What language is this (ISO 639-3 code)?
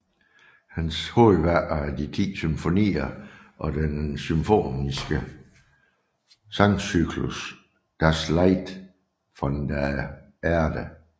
dan